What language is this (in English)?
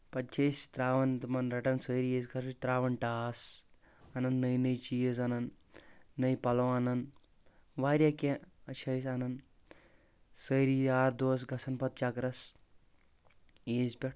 Kashmiri